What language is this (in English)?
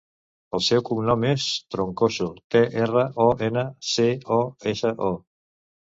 Catalan